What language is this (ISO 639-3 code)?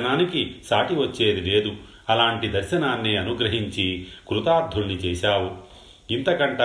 tel